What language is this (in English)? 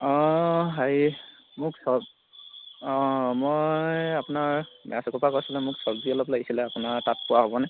Assamese